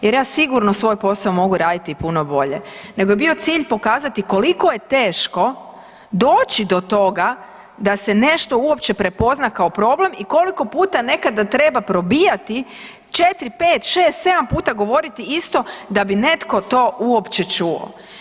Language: Croatian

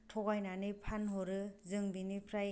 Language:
Bodo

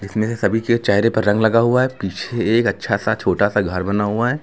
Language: Hindi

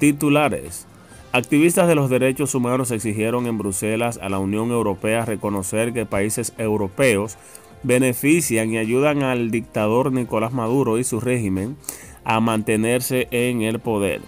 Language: Spanish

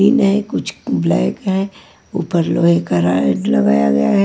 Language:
Hindi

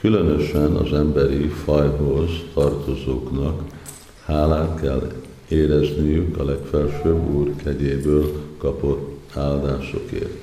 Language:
Hungarian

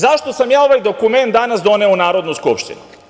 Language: Serbian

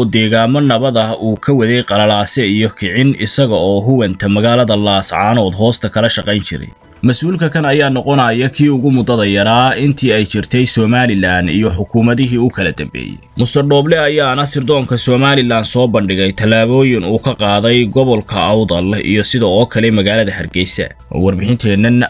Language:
Arabic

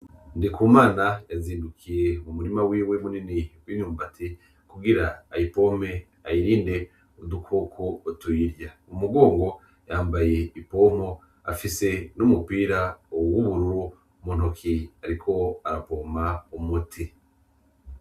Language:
Rundi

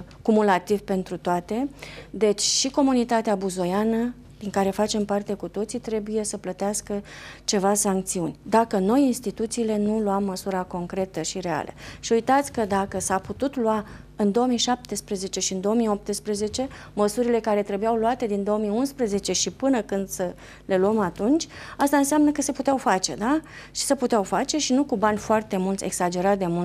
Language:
Romanian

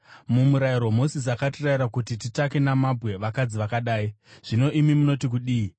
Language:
Shona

